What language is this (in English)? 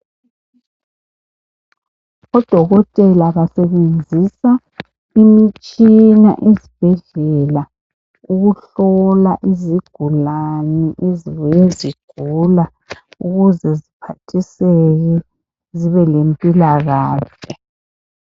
North Ndebele